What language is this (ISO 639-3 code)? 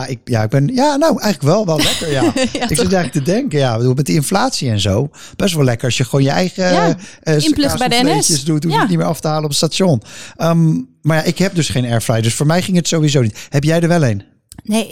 nld